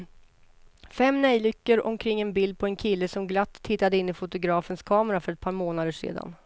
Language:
Swedish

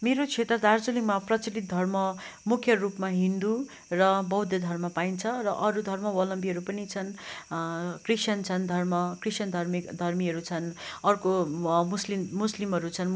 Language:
Nepali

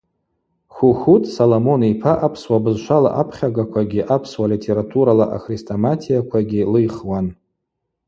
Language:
Abaza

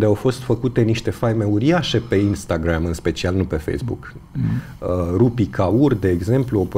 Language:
Romanian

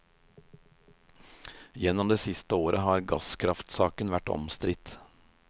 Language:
Norwegian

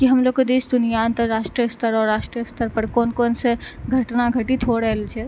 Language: Maithili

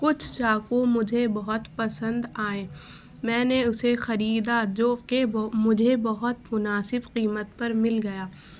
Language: Urdu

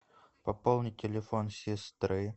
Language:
Russian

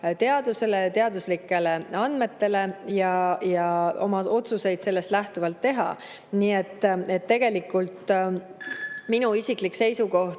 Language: Estonian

